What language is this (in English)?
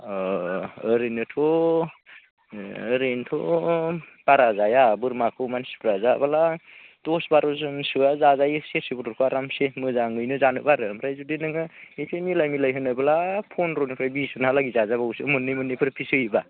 Bodo